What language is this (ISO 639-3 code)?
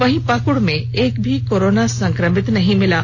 hin